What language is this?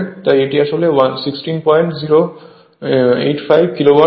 Bangla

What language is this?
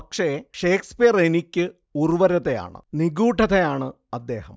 Malayalam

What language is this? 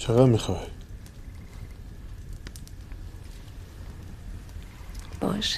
Persian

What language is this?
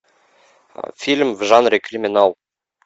Russian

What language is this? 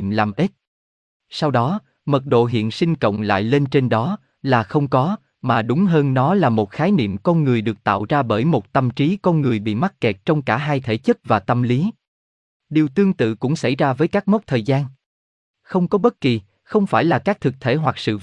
Vietnamese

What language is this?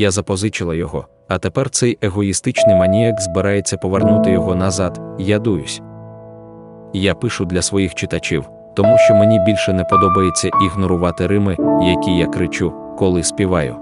Ukrainian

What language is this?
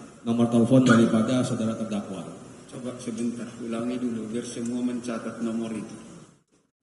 Indonesian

